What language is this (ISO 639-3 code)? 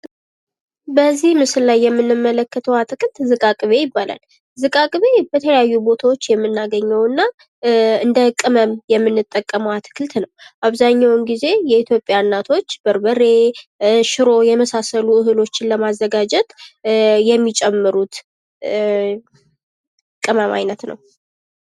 amh